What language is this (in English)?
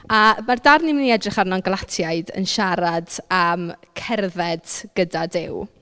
Welsh